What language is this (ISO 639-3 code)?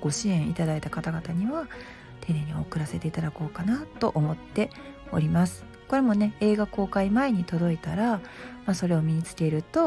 jpn